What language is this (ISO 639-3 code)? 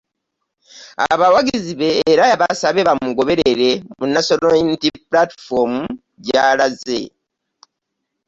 lug